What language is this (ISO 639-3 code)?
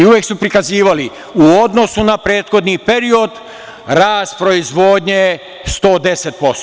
srp